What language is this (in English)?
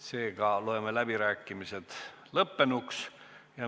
Estonian